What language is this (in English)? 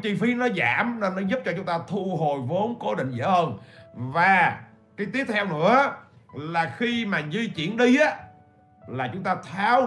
Vietnamese